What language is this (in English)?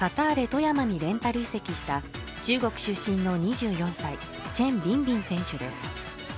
Japanese